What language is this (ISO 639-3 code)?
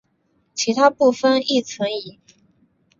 zho